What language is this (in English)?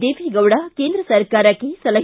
Kannada